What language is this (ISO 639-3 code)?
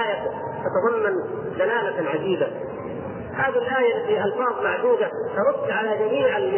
ara